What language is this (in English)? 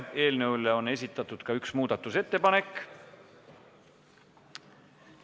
Estonian